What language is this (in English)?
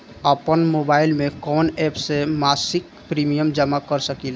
Bhojpuri